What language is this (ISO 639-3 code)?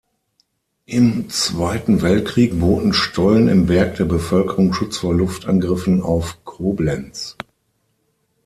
deu